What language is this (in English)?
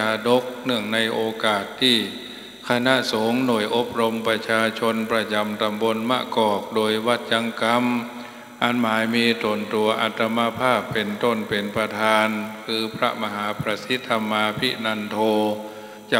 Thai